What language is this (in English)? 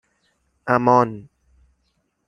Persian